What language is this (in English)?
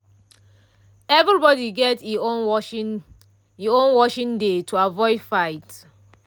Nigerian Pidgin